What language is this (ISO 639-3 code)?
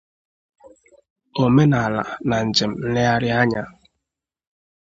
ibo